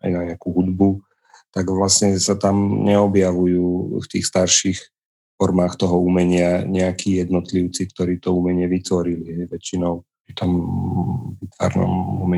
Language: Slovak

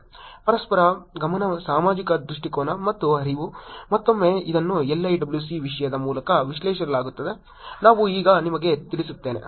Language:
Kannada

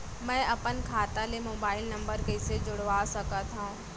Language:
Chhattisgarhi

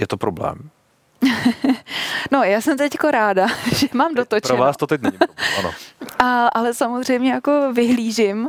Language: Czech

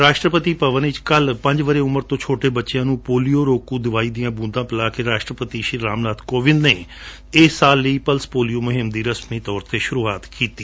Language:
Punjabi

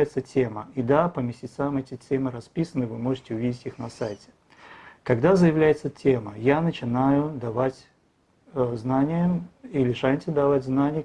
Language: Russian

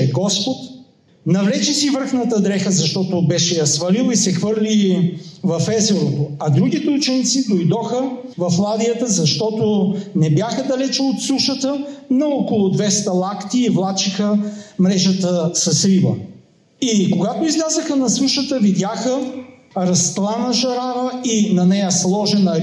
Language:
Bulgarian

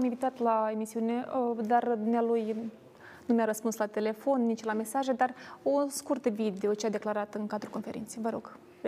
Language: Romanian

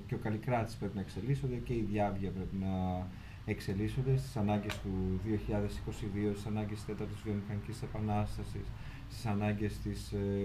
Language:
Greek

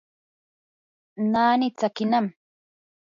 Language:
Yanahuanca Pasco Quechua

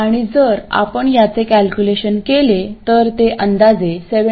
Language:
Marathi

